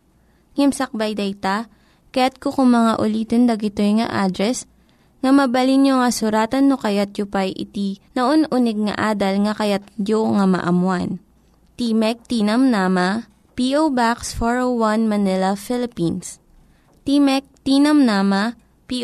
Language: Filipino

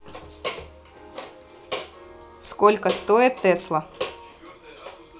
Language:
Russian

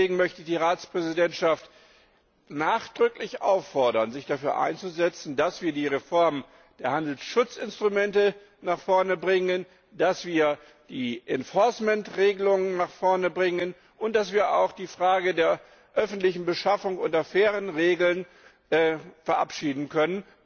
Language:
German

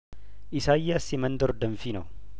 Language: Amharic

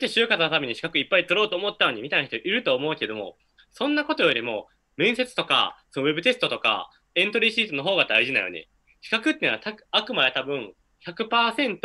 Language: Japanese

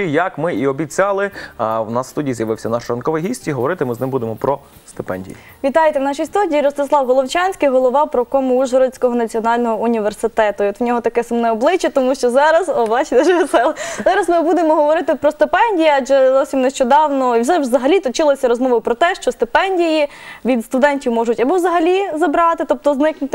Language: Ukrainian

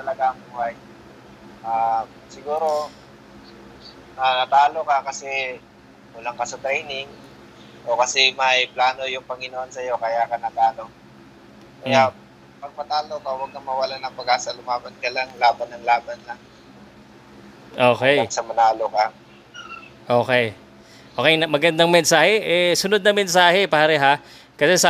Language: Filipino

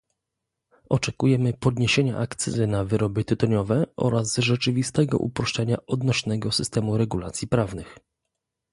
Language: Polish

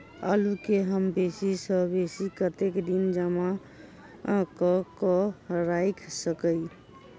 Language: Maithili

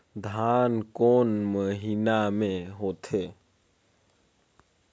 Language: Chhattisgarhi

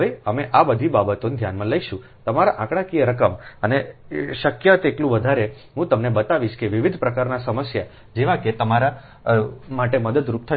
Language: Gujarati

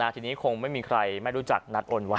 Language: Thai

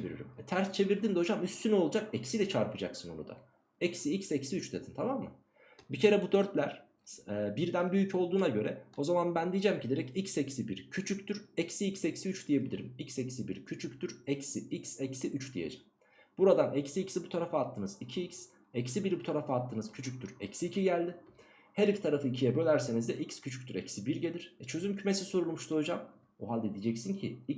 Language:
Turkish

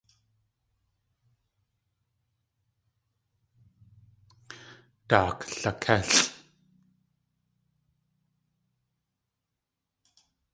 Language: Tlingit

